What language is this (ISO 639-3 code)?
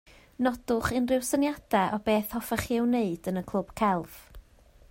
cym